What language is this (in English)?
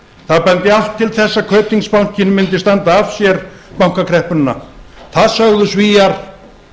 Icelandic